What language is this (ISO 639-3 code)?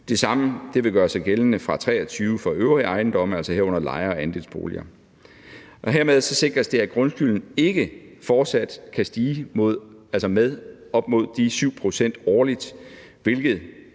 dan